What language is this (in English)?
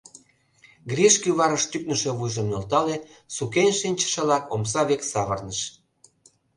Mari